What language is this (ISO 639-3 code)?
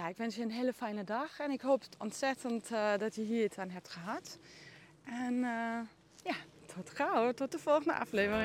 nld